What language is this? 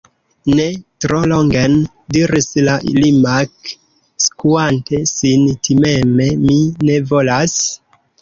Esperanto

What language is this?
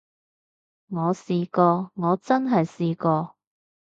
Cantonese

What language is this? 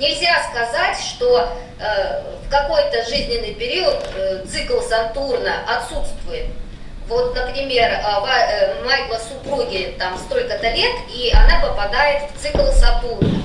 Russian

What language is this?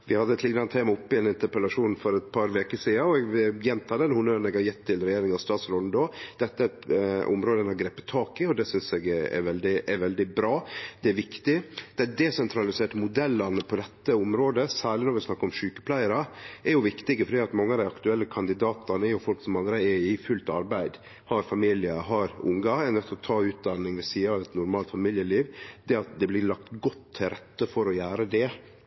Norwegian Nynorsk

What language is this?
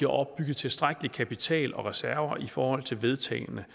Danish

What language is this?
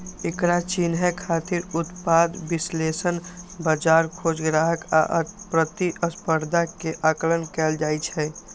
Maithili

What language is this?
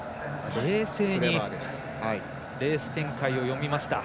Japanese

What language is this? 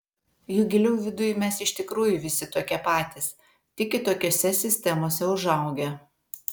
Lithuanian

